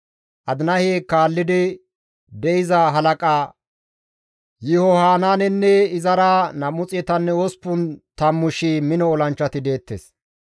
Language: Gamo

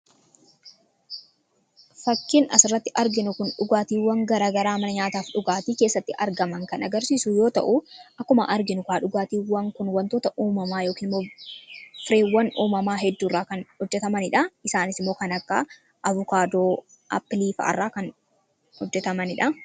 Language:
Oromo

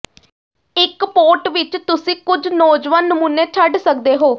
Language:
Punjabi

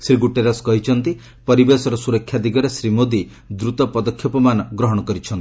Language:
Odia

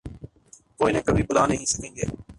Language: Urdu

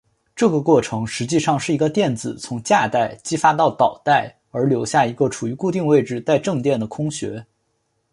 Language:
Chinese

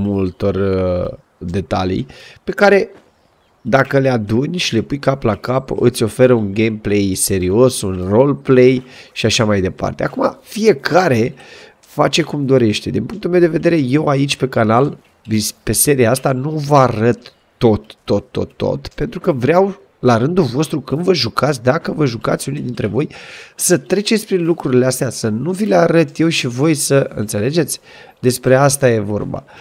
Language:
Romanian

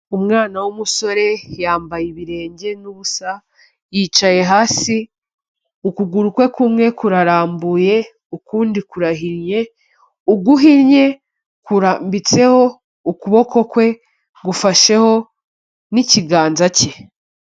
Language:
Kinyarwanda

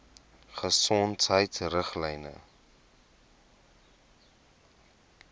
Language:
Afrikaans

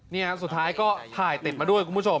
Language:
Thai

